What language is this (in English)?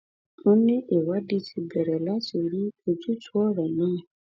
Yoruba